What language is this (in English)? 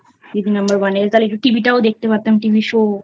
Bangla